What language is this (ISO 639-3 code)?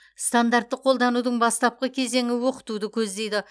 kaz